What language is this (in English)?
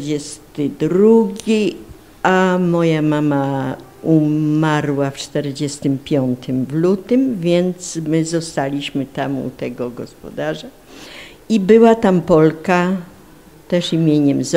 Polish